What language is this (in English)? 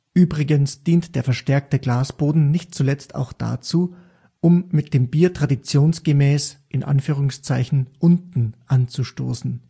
German